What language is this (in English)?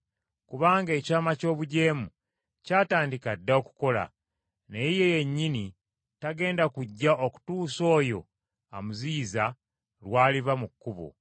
Ganda